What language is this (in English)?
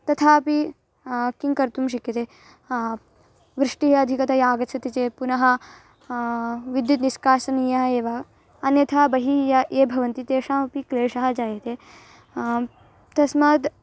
Sanskrit